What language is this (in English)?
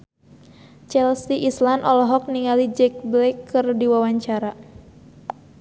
Sundanese